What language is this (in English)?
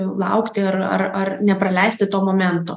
Lithuanian